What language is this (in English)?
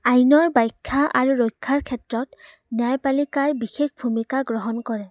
Assamese